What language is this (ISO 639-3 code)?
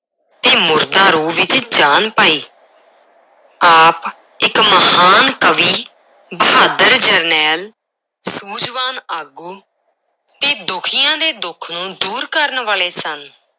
pan